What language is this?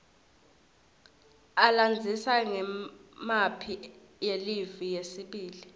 Swati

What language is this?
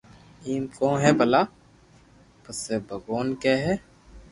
Loarki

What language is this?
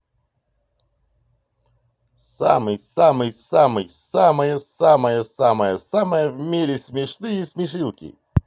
Russian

